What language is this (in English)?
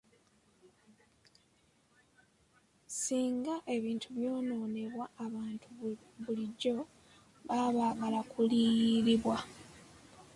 Ganda